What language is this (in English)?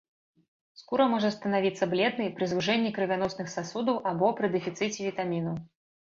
Belarusian